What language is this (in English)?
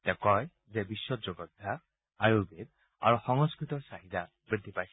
Assamese